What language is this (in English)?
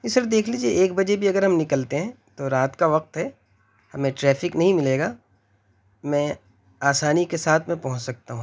Urdu